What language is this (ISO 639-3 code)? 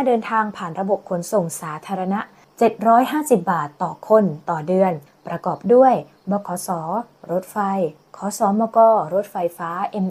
tha